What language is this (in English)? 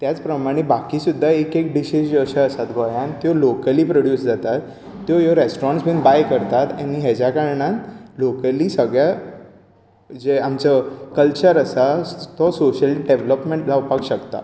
Konkani